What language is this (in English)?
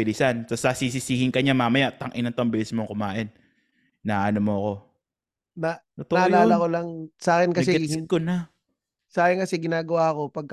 Filipino